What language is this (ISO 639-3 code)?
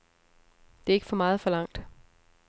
dan